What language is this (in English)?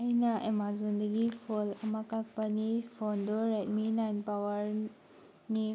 Manipuri